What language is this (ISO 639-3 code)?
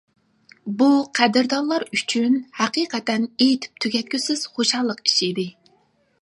uig